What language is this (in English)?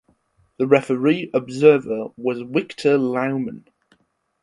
English